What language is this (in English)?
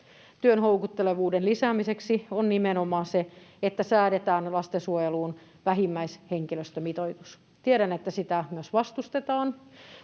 Finnish